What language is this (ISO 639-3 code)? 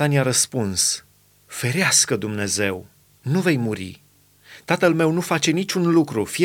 ron